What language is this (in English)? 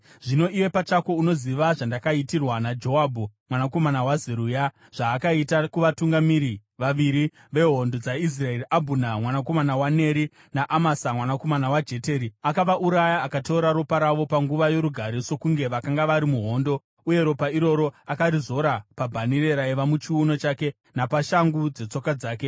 Shona